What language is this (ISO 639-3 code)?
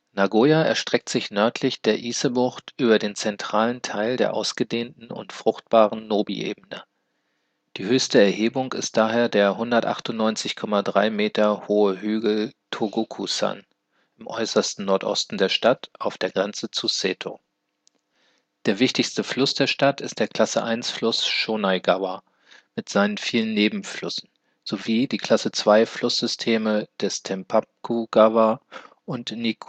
deu